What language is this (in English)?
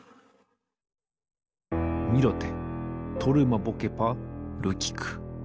Japanese